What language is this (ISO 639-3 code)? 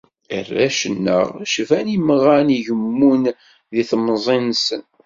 kab